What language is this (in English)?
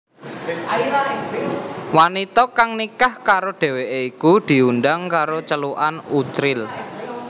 Javanese